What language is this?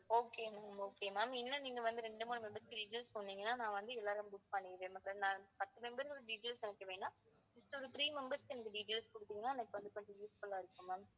Tamil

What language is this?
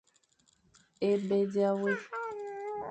Fang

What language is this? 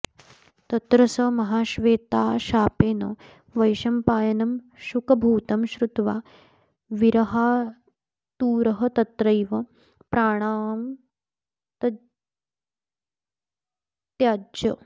Sanskrit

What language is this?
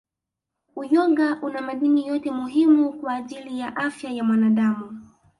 Swahili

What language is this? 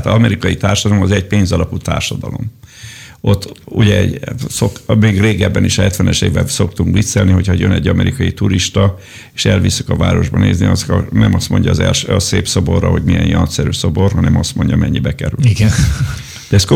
Hungarian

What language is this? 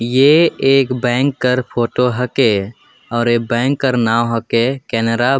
Sadri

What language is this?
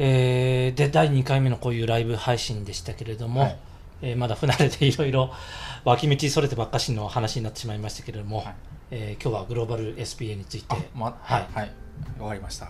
Japanese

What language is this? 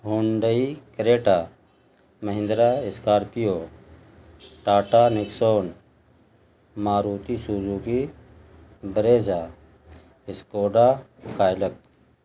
Urdu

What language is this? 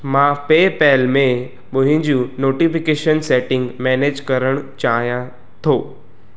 Sindhi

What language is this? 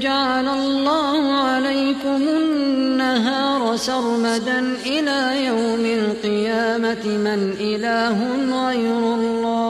Arabic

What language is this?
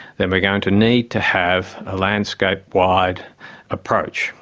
English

